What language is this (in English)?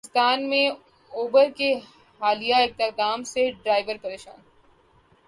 Urdu